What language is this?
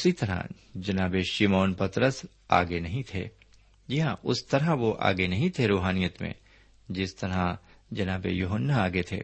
Urdu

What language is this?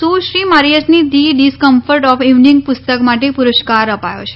Gujarati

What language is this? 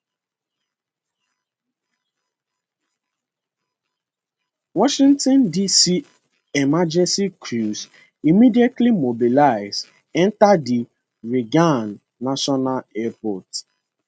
Nigerian Pidgin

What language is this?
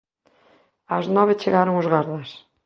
Galician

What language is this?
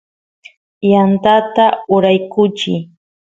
Santiago del Estero Quichua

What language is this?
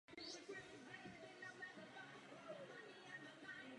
Czech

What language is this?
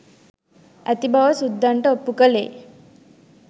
Sinhala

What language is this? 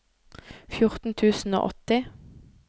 Norwegian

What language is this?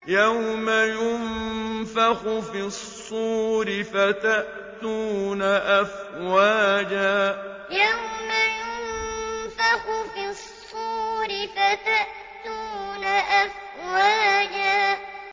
Arabic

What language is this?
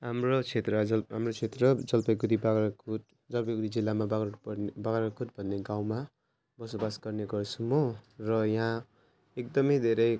Nepali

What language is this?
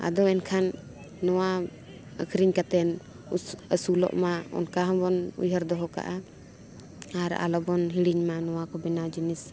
Santali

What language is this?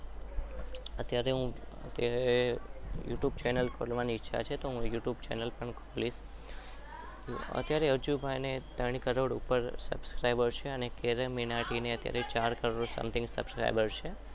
Gujarati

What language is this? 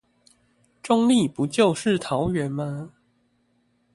Chinese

